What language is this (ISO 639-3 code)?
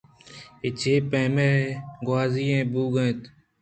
bgp